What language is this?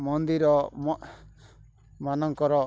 Odia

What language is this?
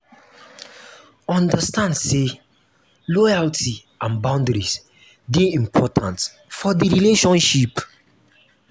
Nigerian Pidgin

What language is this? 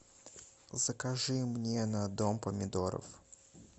Russian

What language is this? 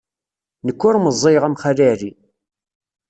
Kabyle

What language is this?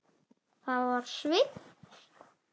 Icelandic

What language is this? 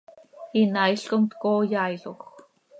Seri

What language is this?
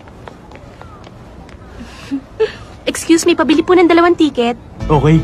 Filipino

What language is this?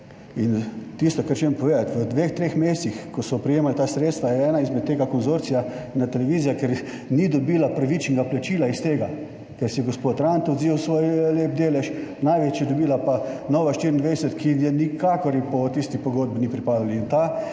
Slovenian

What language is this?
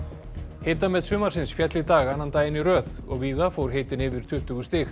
Icelandic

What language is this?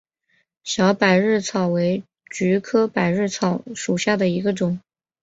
Chinese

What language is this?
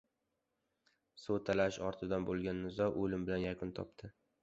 Uzbek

